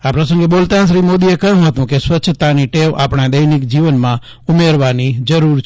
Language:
Gujarati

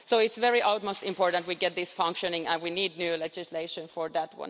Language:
English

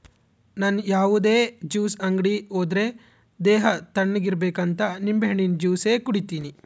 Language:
Kannada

